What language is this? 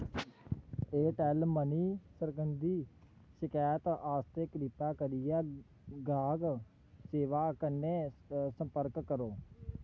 Dogri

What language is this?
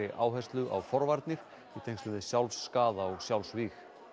Icelandic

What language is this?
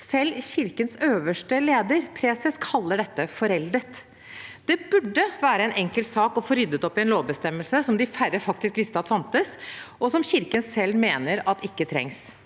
Norwegian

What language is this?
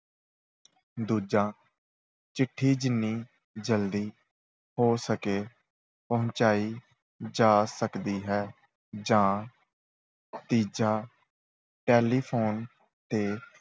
Punjabi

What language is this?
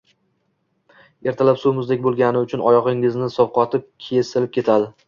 Uzbek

